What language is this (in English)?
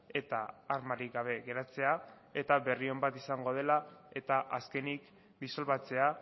Basque